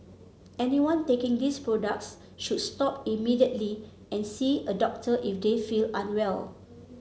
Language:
English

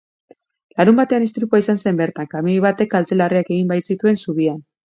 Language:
Basque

